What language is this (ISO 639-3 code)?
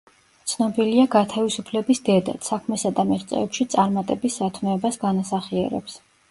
kat